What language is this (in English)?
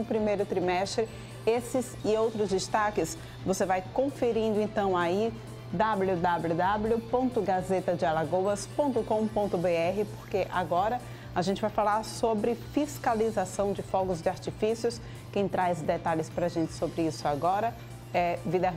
Portuguese